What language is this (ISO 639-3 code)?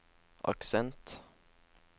nor